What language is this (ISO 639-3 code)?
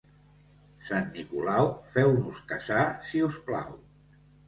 cat